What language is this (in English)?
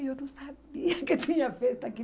Portuguese